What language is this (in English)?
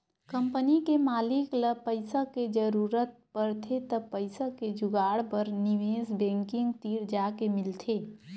Chhattisgarhi